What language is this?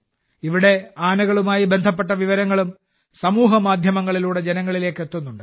Malayalam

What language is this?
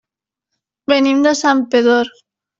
Catalan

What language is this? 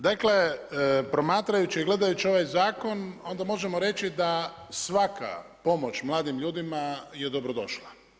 Croatian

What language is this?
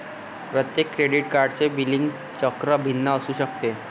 Marathi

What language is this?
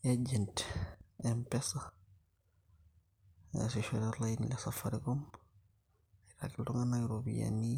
Masai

